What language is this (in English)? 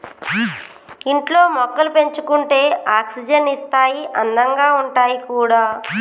Telugu